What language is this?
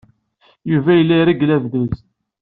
Kabyle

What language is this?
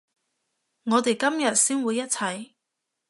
Cantonese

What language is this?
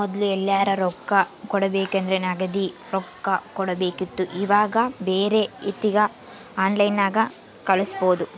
Kannada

